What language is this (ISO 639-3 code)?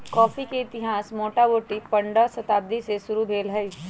mag